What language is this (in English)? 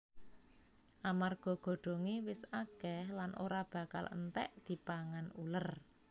Javanese